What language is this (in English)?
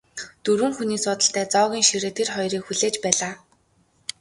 Mongolian